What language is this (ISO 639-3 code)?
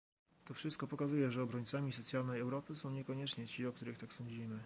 pol